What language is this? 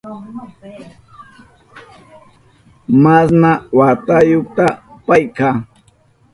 Southern Pastaza Quechua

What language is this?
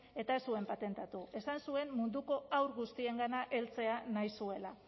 Basque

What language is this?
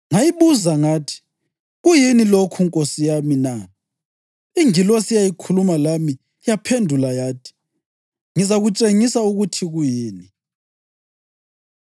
North Ndebele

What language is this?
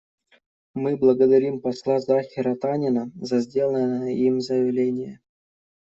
Russian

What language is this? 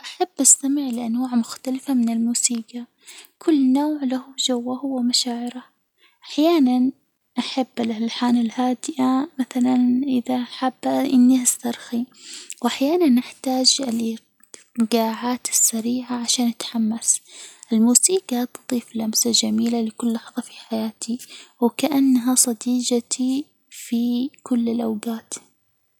Hijazi Arabic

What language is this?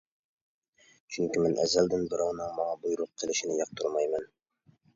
Uyghur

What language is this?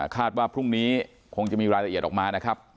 Thai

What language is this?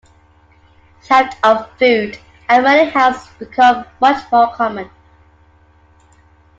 English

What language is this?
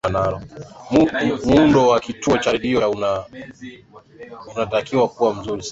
Swahili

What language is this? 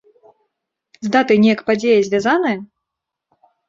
Belarusian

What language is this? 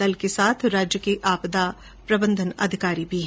Hindi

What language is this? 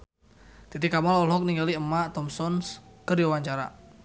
Sundanese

